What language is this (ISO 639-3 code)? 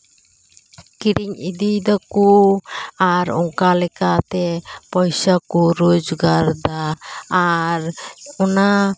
sat